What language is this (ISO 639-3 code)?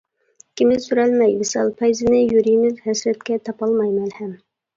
uig